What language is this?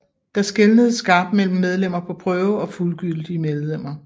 Danish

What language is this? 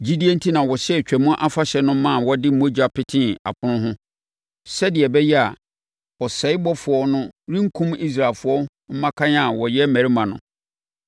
Akan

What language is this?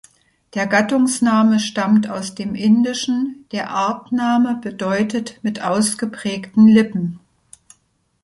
German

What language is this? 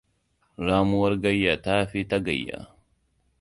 Hausa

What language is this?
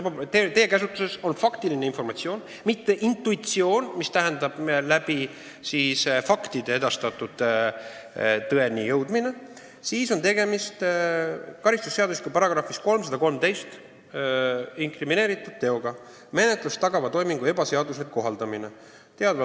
Estonian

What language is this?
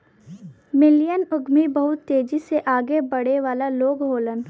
Bhojpuri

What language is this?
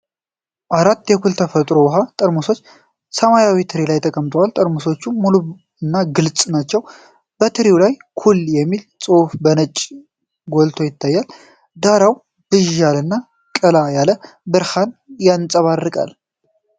Amharic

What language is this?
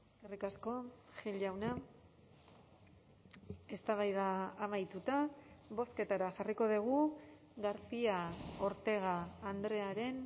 Basque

